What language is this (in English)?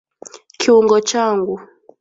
Swahili